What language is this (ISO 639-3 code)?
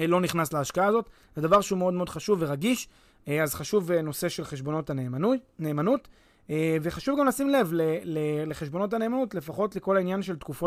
heb